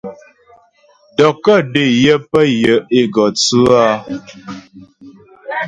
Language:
Ghomala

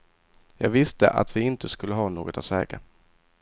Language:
Swedish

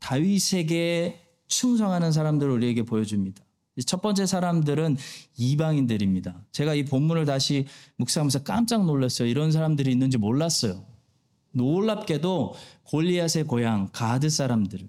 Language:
Korean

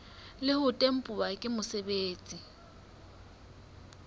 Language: Southern Sotho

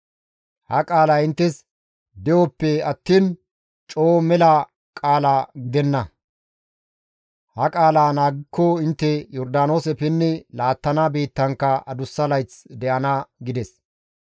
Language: Gamo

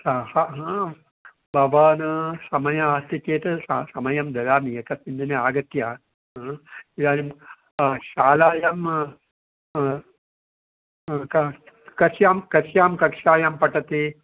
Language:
Sanskrit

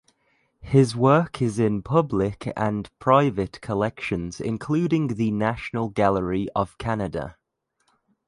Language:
English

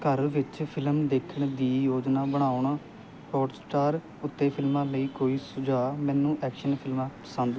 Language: Punjabi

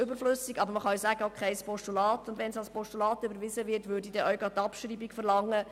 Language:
Swiss German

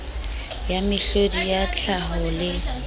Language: Southern Sotho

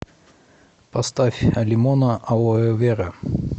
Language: Russian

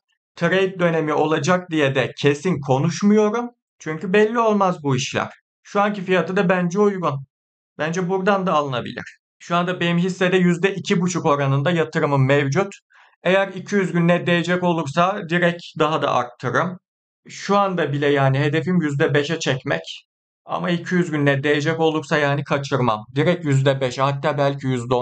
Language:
Turkish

